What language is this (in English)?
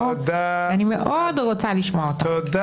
Hebrew